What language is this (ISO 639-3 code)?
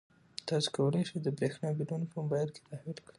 pus